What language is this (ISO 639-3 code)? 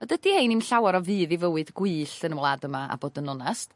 cym